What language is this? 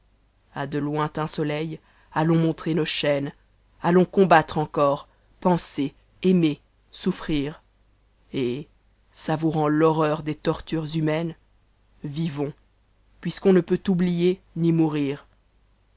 French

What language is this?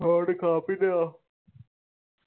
Punjabi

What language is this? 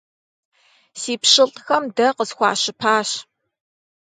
Kabardian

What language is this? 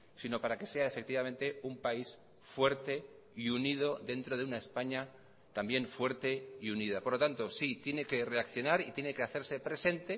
Spanish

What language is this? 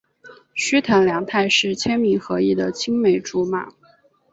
Chinese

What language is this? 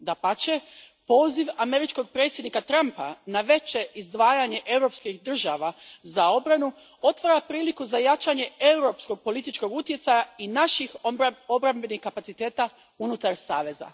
Croatian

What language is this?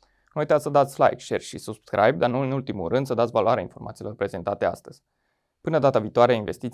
Romanian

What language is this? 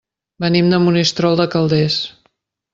Catalan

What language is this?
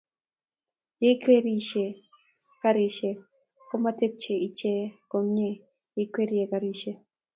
Kalenjin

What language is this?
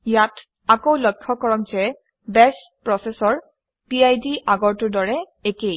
Assamese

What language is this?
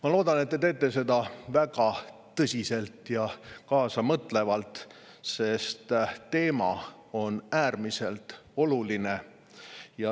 Estonian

